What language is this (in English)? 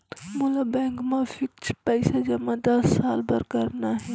Chhattisgarhi